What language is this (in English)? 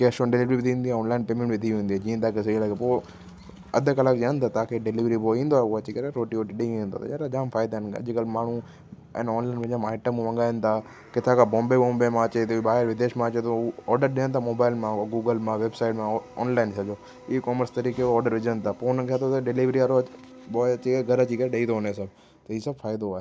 Sindhi